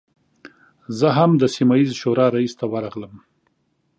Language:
Pashto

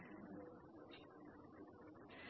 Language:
Malayalam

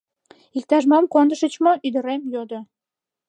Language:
Mari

